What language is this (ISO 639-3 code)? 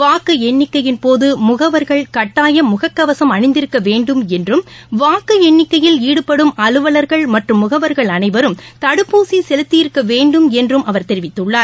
tam